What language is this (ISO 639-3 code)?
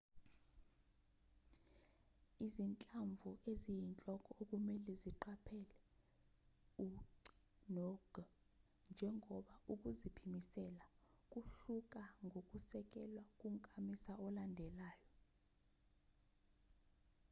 zul